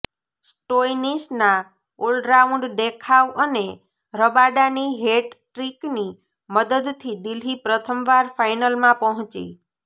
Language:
Gujarati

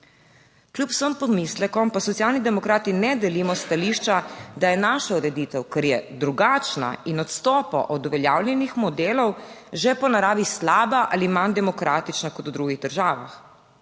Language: Slovenian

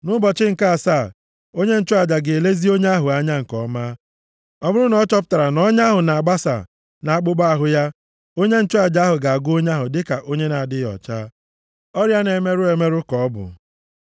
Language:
Igbo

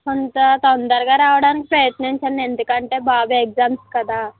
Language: Telugu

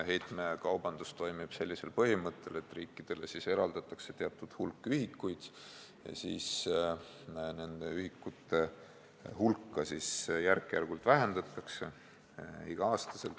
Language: Estonian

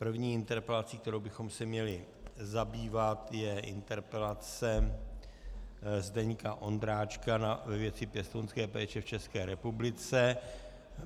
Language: Czech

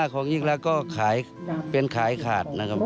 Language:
Thai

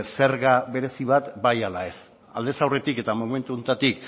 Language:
Basque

